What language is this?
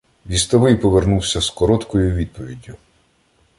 Ukrainian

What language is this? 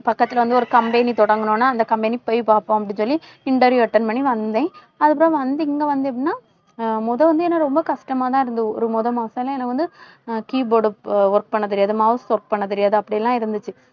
Tamil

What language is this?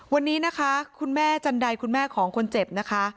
Thai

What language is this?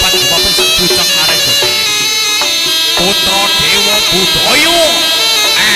Indonesian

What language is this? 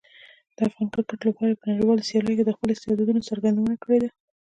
Pashto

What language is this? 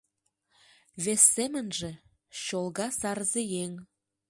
Mari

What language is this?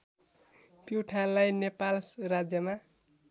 Nepali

